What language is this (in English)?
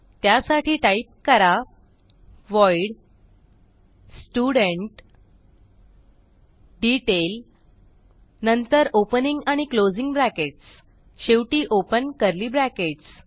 Marathi